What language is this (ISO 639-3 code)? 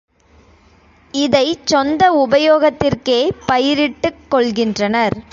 tam